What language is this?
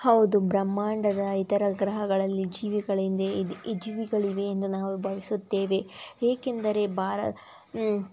Kannada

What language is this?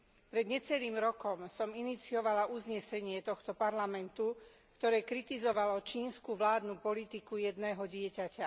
Slovak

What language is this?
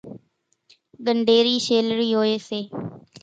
Kachi Koli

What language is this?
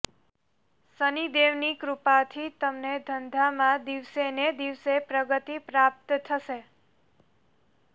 Gujarati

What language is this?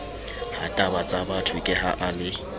Southern Sotho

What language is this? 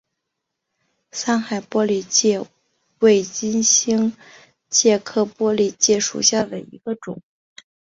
Chinese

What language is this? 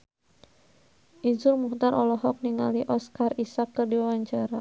Sundanese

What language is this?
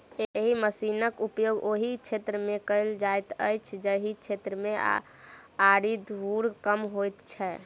Maithili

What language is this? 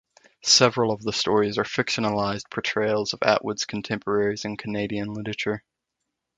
English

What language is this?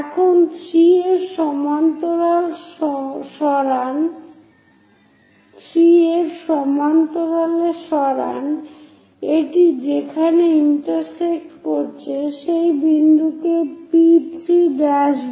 Bangla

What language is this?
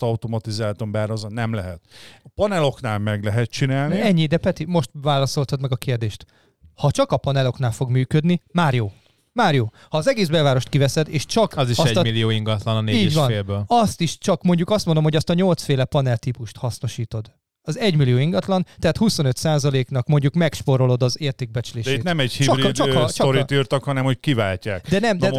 Hungarian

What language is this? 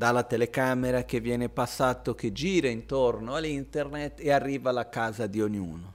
Italian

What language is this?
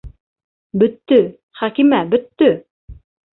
Bashkir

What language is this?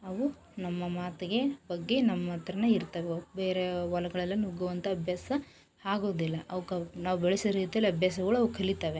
Kannada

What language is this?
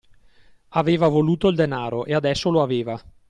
Italian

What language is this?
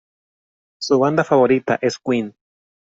Spanish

